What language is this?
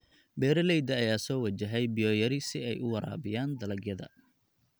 Somali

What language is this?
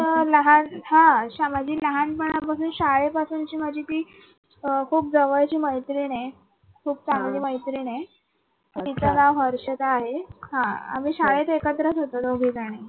Marathi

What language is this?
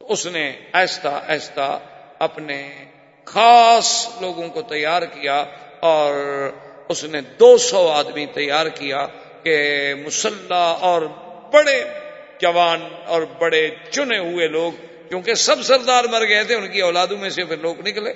Urdu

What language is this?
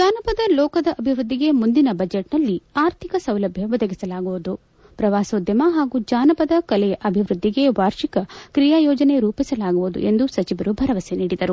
Kannada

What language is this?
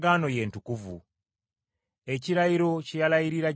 Ganda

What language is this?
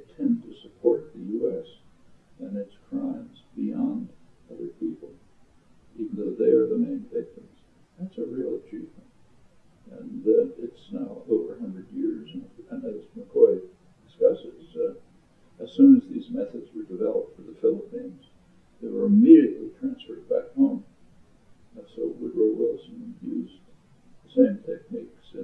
English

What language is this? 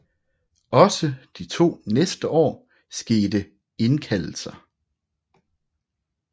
Danish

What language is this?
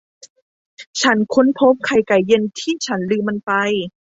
Thai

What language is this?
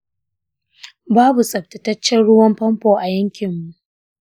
Hausa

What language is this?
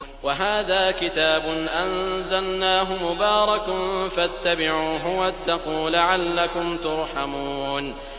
Arabic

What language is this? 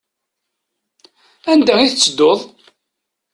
Kabyle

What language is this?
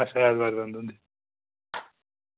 Dogri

